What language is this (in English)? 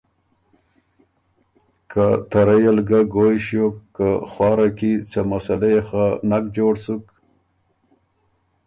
Ormuri